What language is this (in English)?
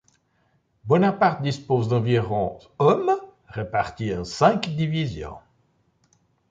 French